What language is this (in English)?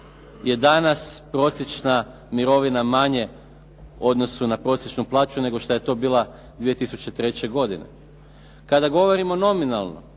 Croatian